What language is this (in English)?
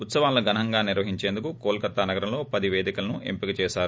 Telugu